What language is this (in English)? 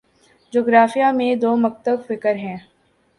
Urdu